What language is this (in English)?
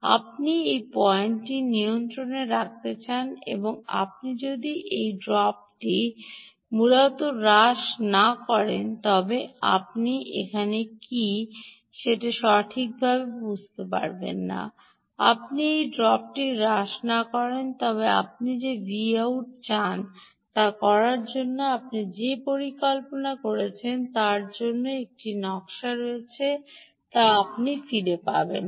Bangla